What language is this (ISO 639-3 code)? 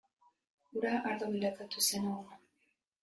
eus